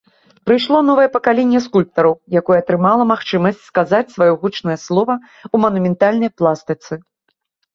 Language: Belarusian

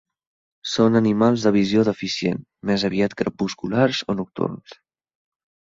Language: Catalan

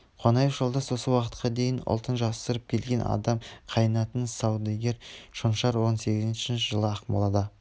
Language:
Kazakh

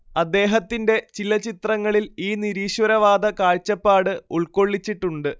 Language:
Malayalam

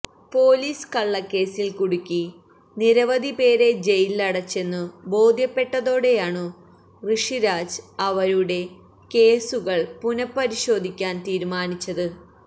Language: Malayalam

